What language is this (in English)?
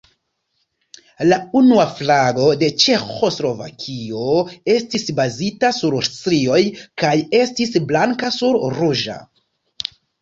Esperanto